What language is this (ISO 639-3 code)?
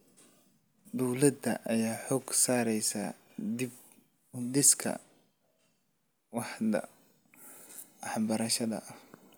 som